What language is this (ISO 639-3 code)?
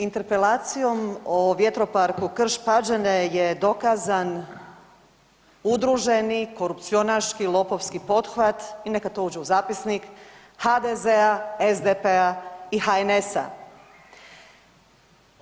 hrv